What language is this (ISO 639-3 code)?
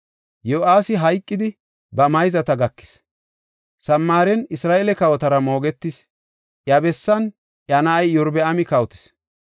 gof